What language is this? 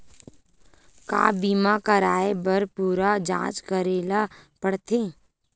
Chhattisgarhi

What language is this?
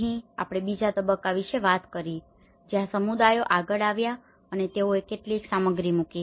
Gujarati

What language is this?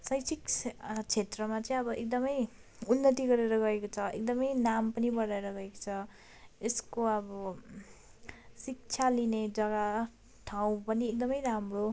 Nepali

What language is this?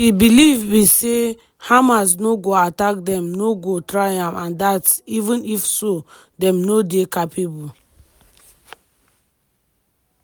Nigerian Pidgin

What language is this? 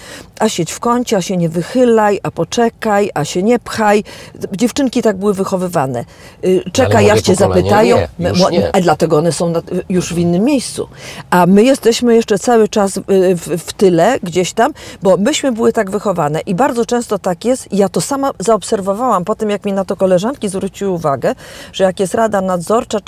Polish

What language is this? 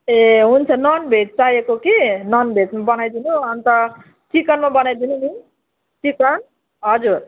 Nepali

